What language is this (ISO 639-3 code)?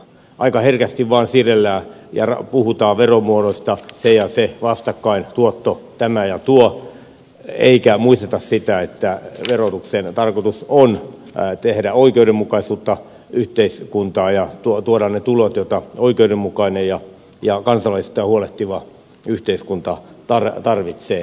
fin